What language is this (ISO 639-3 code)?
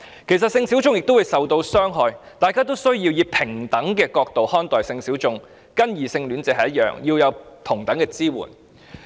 yue